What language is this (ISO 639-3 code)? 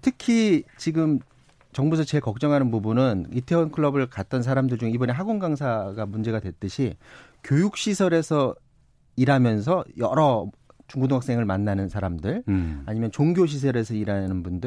kor